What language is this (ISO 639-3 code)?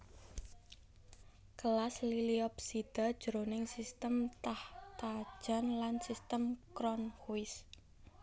jav